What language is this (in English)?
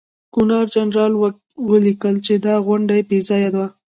Pashto